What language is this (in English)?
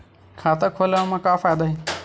Chhattisgarhi